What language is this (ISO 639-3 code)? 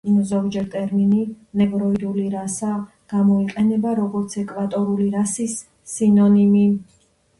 kat